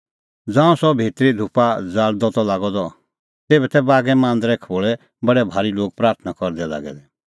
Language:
Kullu Pahari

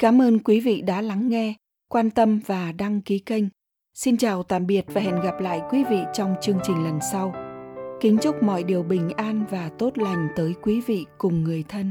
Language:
Vietnamese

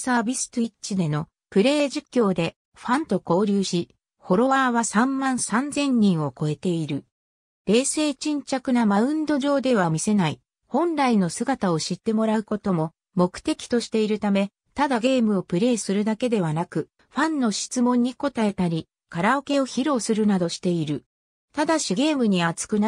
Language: Japanese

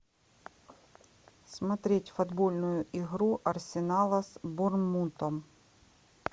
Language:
Russian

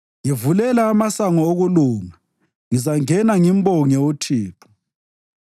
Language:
North Ndebele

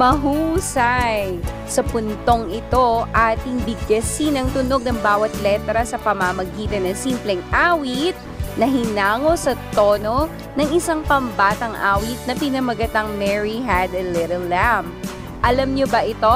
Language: Filipino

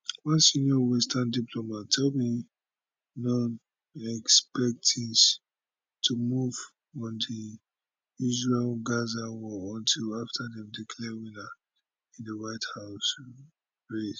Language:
Nigerian Pidgin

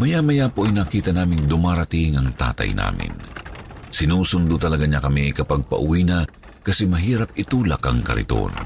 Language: Filipino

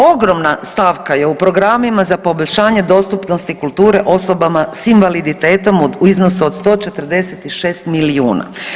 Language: Croatian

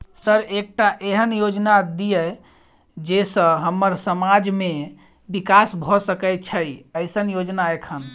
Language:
Maithili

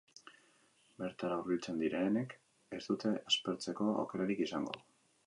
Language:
Basque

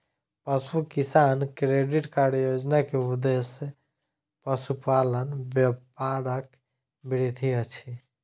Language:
Maithili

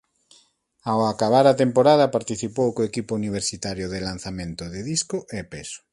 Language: Galician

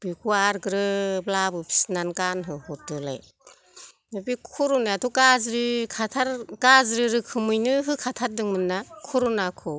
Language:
Bodo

